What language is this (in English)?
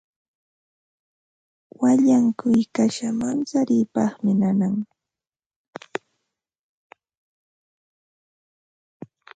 Ambo-Pasco Quechua